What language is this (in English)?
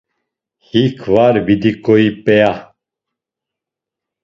Laz